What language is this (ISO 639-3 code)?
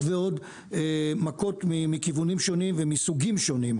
heb